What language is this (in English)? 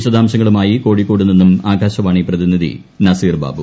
Malayalam